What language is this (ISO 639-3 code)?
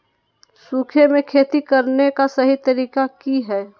mag